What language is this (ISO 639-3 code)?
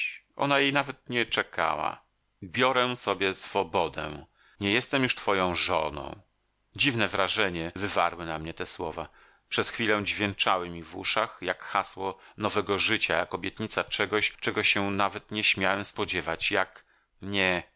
pol